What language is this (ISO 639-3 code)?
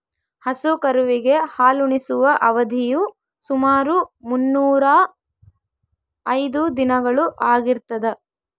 kan